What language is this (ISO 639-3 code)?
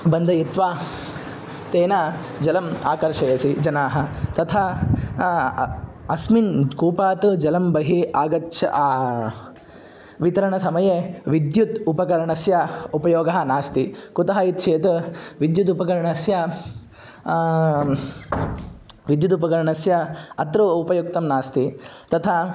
san